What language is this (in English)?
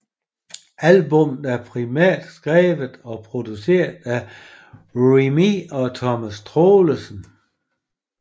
Danish